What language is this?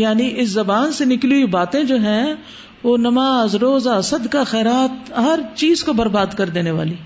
Urdu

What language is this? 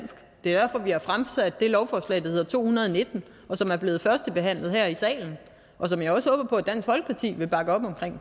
Danish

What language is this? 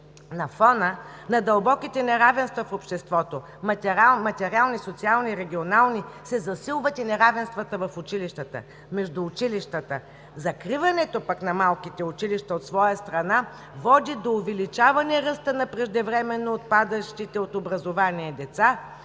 Bulgarian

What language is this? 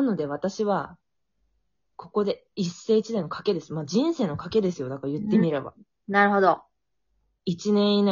Japanese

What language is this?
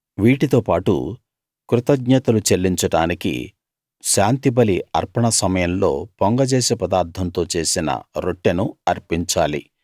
Telugu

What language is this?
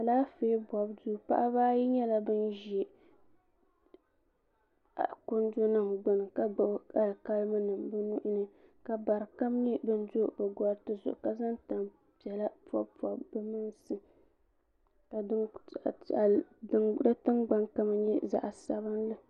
Dagbani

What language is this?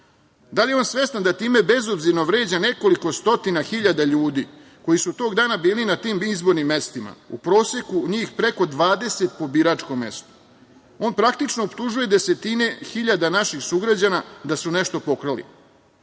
Serbian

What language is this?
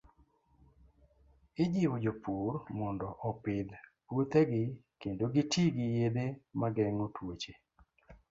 Luo (Kenya and Tanzania)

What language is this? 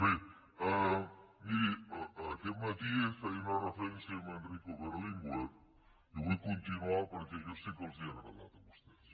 Catalan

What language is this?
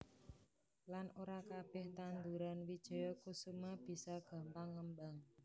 Javanese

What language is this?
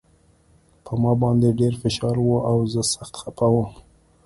Pashto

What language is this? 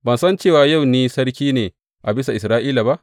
Hausa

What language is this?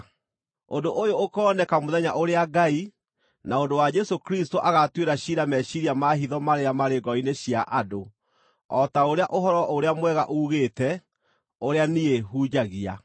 Kikuyu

